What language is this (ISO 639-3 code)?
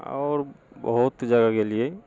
mai